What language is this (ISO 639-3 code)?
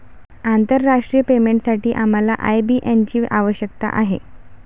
mar